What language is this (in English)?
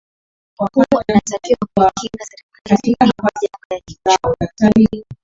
Swahili